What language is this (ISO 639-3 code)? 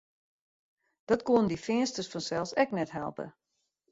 fry